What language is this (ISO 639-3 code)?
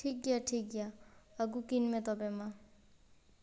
sat